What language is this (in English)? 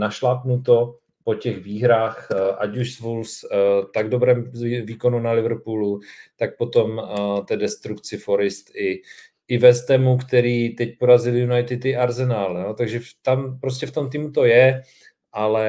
Czech